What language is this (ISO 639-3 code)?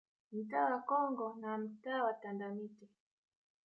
swa